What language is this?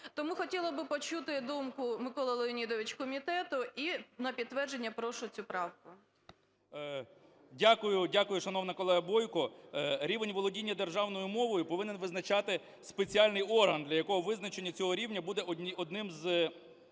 Ukrainian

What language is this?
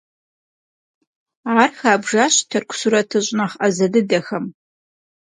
Kabardian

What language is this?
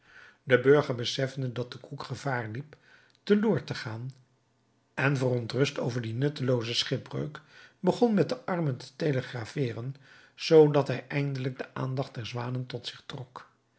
Dutch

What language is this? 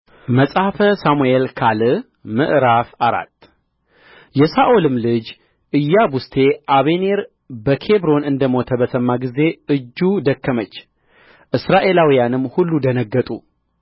Amharic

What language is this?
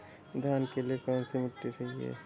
Hindi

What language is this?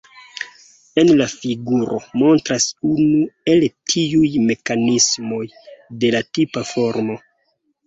Esperanto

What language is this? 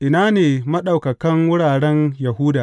Hausa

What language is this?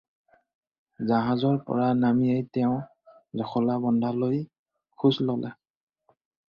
Assamese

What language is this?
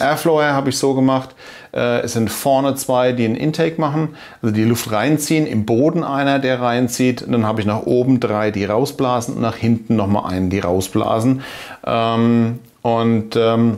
German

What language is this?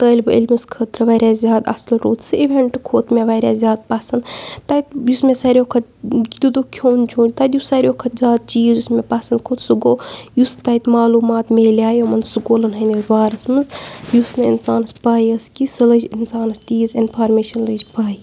Kashmiri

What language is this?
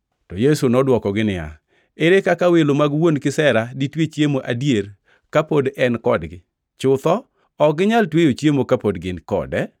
Luo (Kenya and Tanzania)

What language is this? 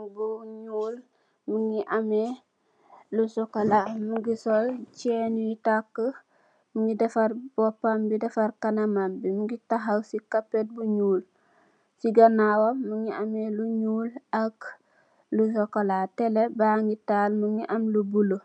Wolof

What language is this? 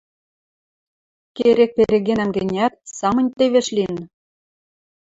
Western Mari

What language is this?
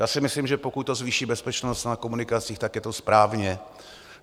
Czech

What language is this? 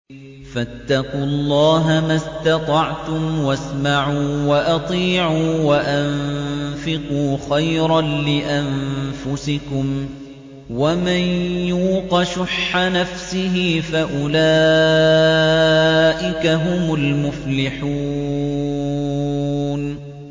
Arabic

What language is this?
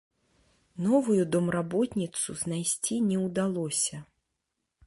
Belarusian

